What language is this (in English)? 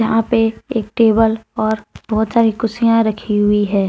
Hindi